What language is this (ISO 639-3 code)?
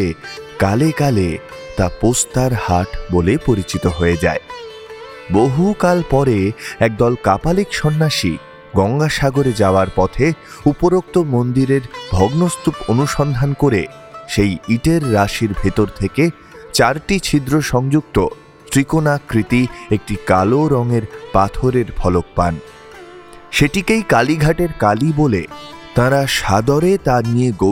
ben